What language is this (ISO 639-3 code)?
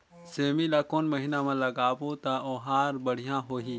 hne